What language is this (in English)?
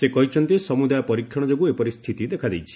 Odia